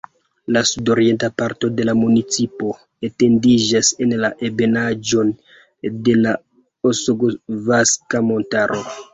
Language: Esperanto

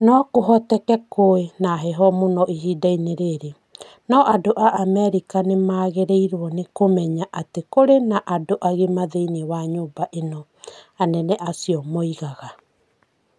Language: Kikuyu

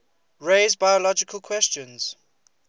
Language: English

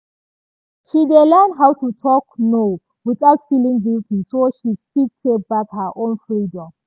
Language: Nigerian Pidgin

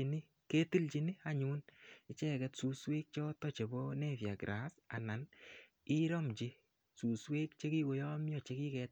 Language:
Kalenjin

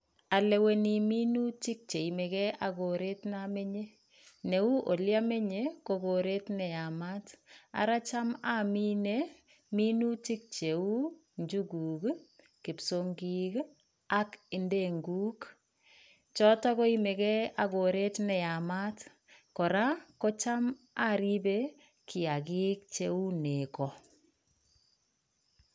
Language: Kalenjin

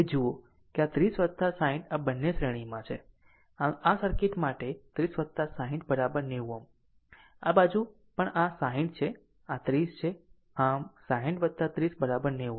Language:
Gujarati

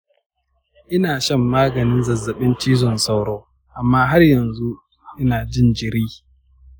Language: Hausa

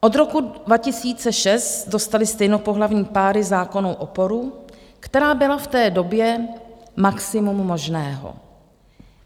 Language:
Czech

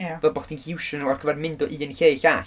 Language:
Welsh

